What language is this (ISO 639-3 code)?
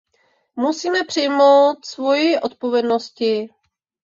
ces